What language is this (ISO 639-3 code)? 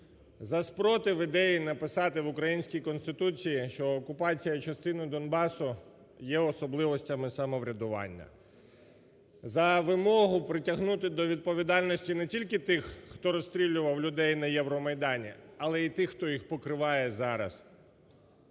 ukr